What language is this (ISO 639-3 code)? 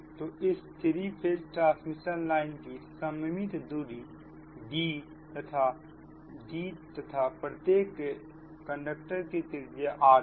hin